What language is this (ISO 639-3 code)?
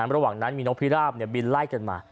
tha